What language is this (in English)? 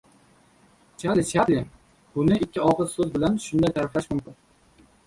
Uzbek